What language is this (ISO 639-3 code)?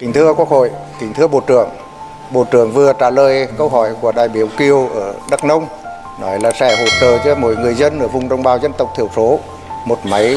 vie